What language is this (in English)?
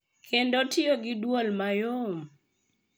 Luo (Kenya and Tanzania)